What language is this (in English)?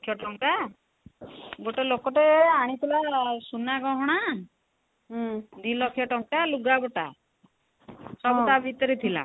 Odia